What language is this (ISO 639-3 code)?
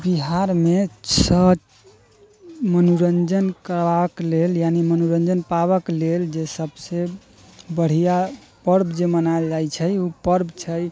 mai